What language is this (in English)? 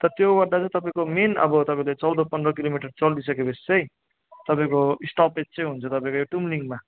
Nepali